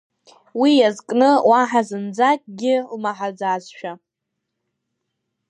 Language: Abkhazian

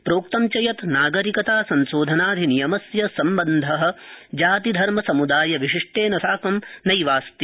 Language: Sanskrit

